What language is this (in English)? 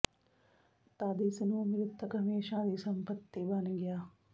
Punjabi